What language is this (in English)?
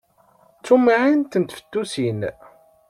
Kabyle